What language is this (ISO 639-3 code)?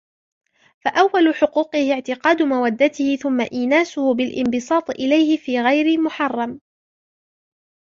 ara